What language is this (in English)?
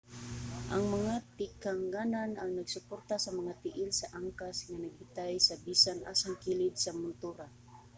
Cebuano